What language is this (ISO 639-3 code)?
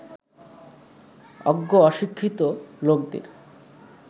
ben